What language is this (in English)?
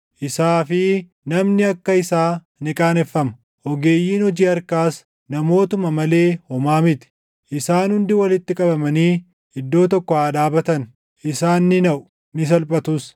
Oromo